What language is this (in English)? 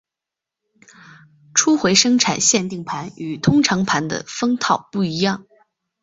Chinese